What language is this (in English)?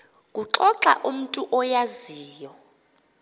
Xhosa